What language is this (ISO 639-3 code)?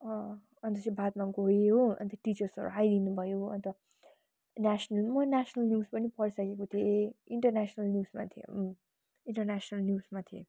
nep